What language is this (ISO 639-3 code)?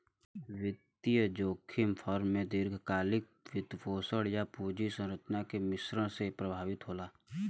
bho